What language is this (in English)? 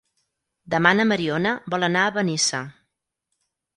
Catalan